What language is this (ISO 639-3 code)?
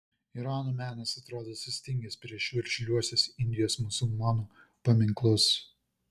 lit